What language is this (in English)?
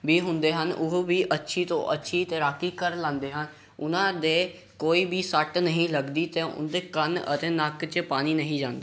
Punjabi